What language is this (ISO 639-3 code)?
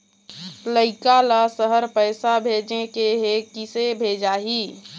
hne